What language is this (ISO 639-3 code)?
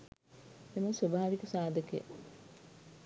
sin